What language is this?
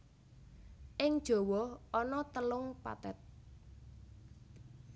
Javanese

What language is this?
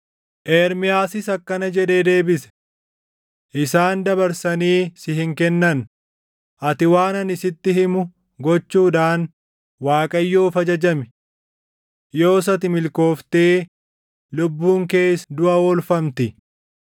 Oromo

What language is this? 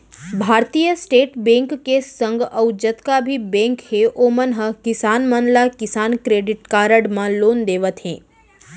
Chhattisgarhi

